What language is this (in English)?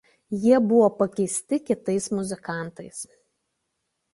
Lithuanian